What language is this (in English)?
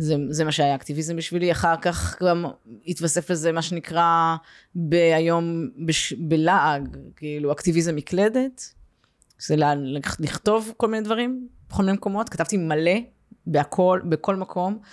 Hebrew